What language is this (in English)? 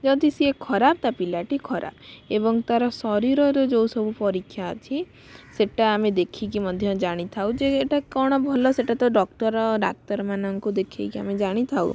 Odia